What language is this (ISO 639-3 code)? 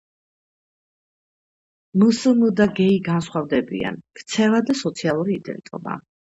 kat